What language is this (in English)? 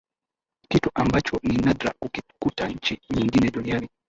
Swahili